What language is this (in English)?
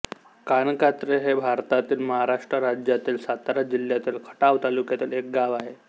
Marathi